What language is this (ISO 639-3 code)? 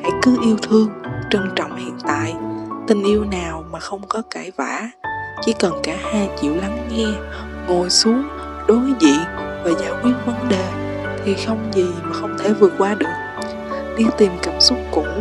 vie